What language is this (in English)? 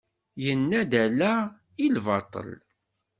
Kabyle